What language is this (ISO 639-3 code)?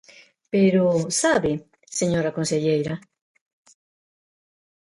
glg